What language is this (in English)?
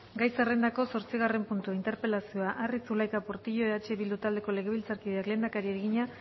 Basque